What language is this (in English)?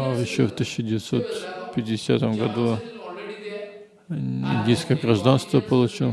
Russian